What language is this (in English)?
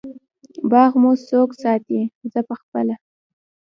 Pashto